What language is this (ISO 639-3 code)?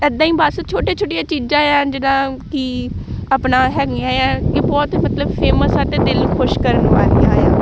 pan